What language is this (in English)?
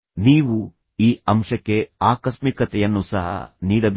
Kannada